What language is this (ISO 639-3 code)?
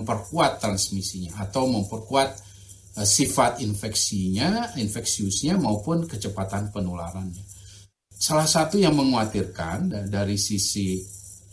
ind